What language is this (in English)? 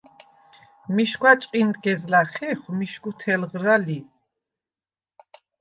Svan